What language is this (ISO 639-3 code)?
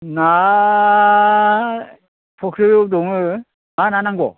brx